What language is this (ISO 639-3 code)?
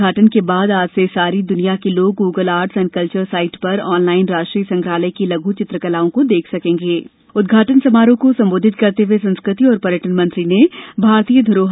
hin